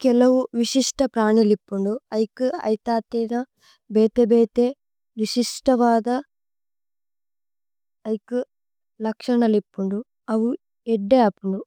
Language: Tulu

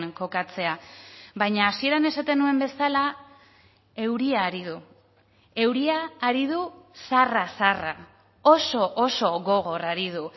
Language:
Basque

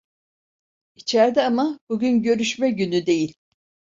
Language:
Turkish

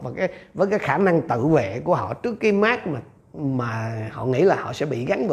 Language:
Vietnamese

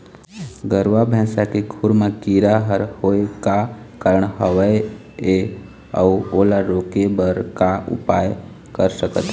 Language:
Chhattisgarhi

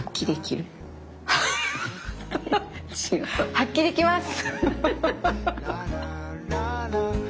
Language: Japanese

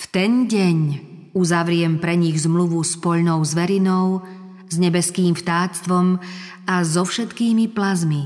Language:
Slovak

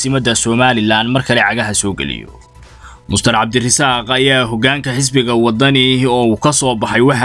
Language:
Arabic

